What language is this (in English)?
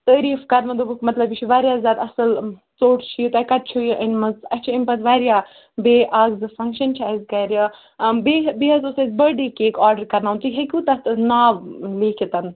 Kashmiri